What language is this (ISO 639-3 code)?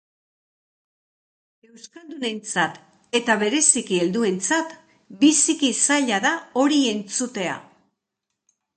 eus